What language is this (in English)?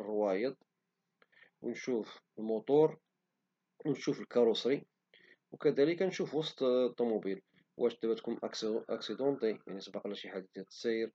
Moroccan Arabic